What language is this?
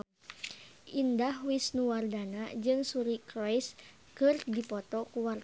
Sundanese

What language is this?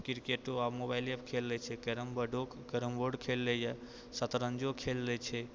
Maithili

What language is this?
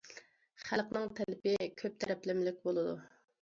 Uyghur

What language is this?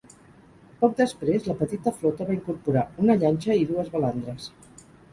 Catalan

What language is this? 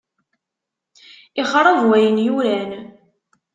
Kabyle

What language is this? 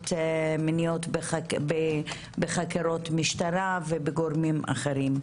Hebrew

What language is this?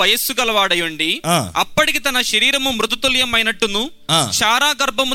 Telugu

